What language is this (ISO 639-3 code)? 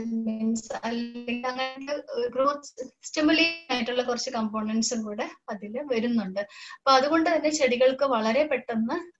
hin